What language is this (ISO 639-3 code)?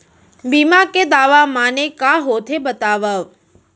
hne